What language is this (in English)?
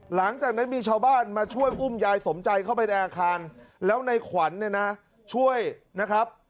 Thai